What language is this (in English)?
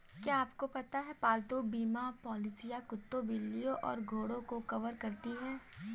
Hindi